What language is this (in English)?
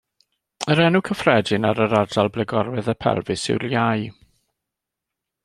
Welsh